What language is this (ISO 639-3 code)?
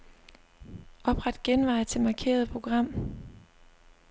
dan